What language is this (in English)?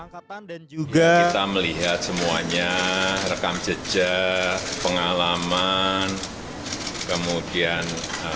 Indonesian